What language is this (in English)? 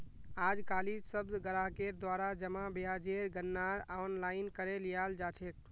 Magahi